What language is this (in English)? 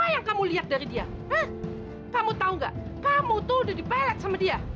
Indonesian